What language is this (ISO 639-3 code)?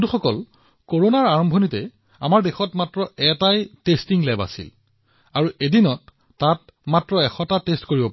asm